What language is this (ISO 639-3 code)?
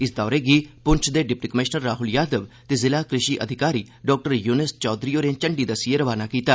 doi